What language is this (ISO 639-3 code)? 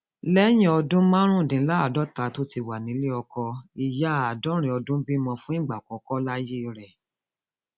yor